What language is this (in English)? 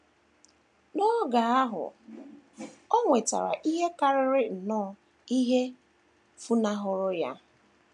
Igbo